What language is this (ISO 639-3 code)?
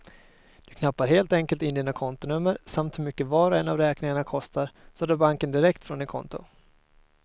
swe